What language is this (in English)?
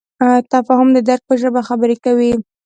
Pashto